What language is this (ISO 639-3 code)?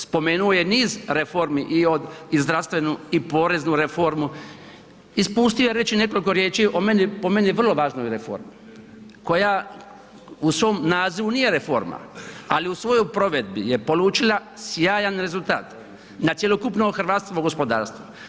hrv